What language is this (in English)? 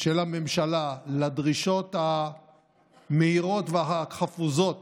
Hebrew